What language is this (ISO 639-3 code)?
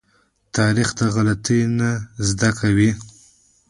pus